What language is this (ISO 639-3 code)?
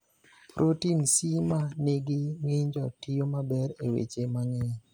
luo